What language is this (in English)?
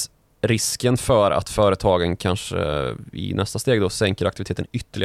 Swedish